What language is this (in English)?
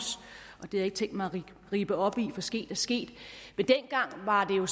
Danish